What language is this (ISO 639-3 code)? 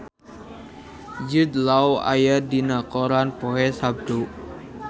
sun